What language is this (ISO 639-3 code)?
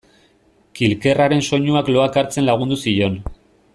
eus